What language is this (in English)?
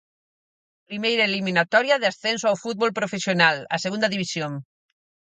Galician